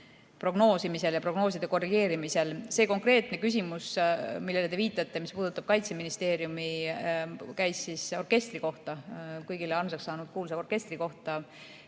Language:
Estonian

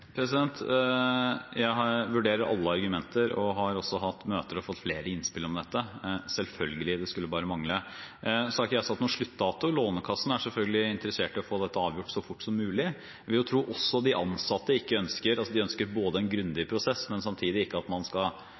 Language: Norwegian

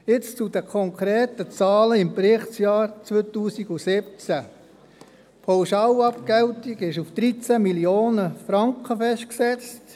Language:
Swiss German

